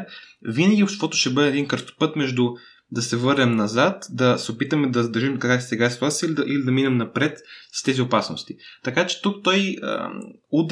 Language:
Bulgarian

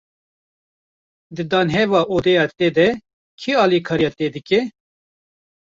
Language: Kurdish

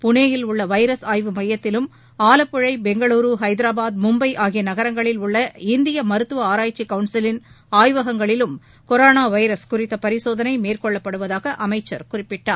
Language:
Tamil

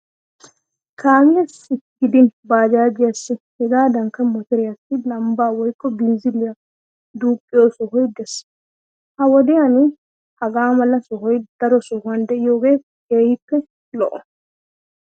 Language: Wolaytta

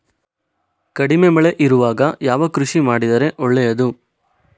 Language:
Kannada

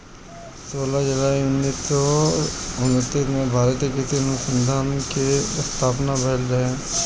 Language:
Bhojpuri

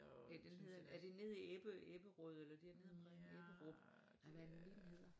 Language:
Danish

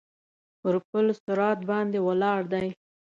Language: Pashto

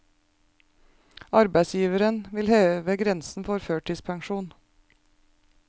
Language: Norwegian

